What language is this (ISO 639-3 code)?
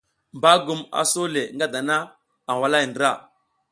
giz